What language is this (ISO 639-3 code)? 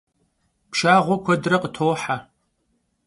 kbd